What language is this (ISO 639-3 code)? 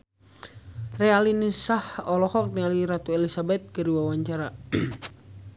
sun